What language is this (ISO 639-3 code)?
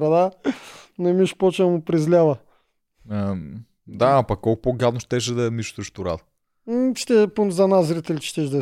bul